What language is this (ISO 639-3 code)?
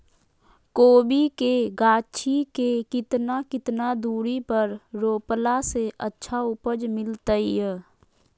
mag